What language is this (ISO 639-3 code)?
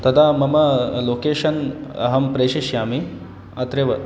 san